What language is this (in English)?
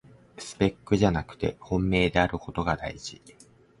Japanese